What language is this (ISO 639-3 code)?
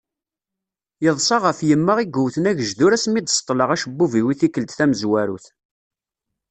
kab